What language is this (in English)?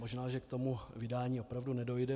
Czech